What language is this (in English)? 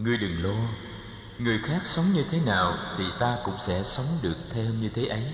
Vietnamese